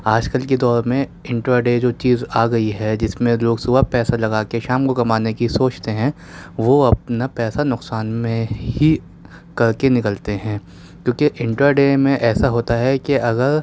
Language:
Urdu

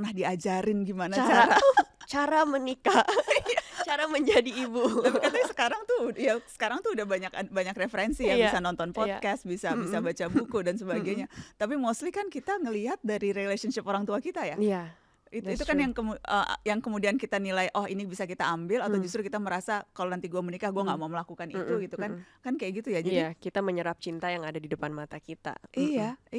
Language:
Indonesian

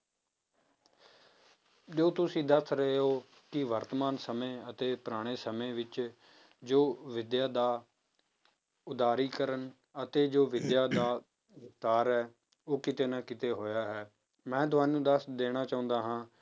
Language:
Punjabi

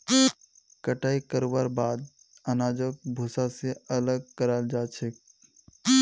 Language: Magahi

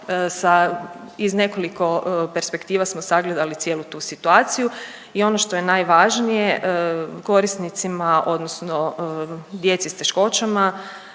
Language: Croatian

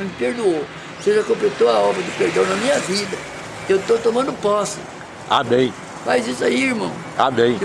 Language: Portuguese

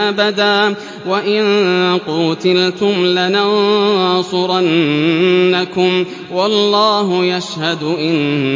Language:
Arabic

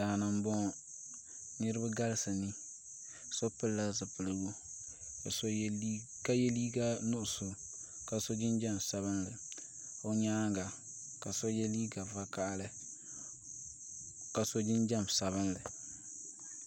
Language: Dagbani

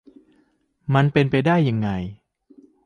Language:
Thai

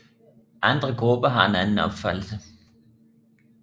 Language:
Danish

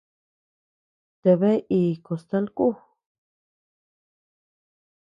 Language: Tepeuxila Cuicatec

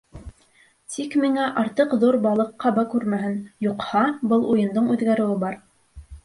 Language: Bashkir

